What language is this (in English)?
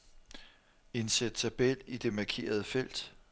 Danish